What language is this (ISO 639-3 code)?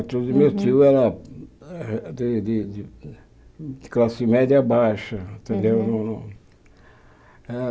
por